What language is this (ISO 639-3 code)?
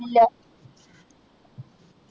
mal